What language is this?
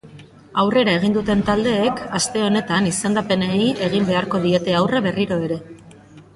Basque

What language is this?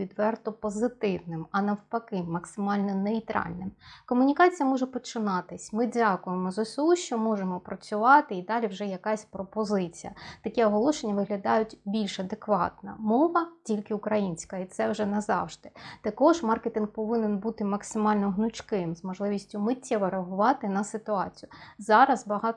Ukrainian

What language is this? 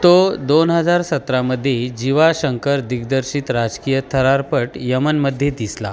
Marathi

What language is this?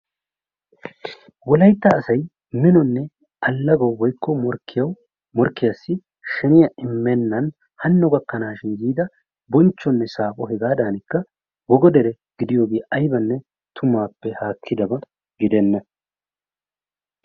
Wolaytta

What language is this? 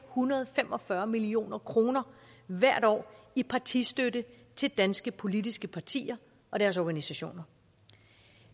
Danish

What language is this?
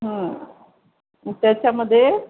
Marathi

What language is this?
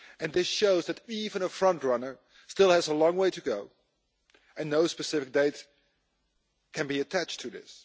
English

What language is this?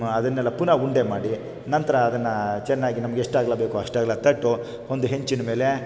Kannada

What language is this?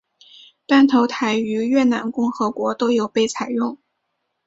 Chinese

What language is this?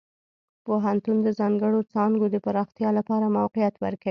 Pashto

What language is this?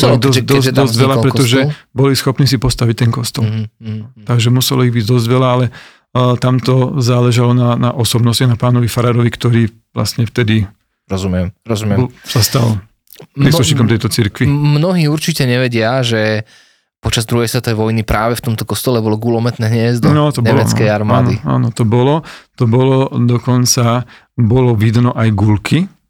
Slovak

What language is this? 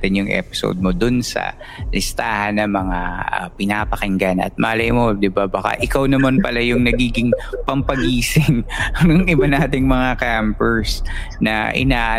Filipino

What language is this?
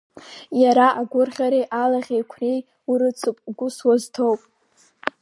Abkhazian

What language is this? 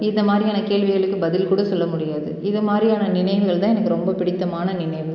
Tamil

